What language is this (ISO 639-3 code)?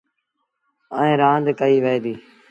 sbn